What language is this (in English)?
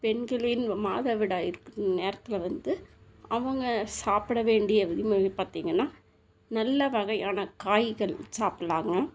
Tamil